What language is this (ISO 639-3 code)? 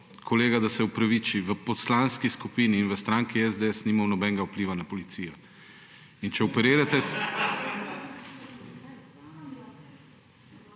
slv